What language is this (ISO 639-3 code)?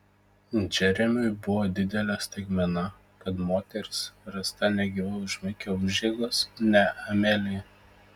lit